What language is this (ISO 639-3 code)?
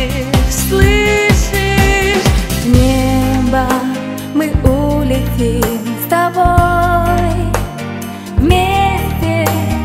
ukr